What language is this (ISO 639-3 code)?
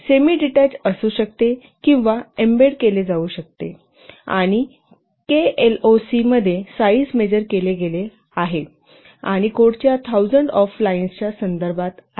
mar